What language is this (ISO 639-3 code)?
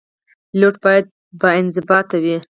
pus